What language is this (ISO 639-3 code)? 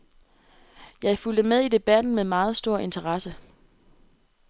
dan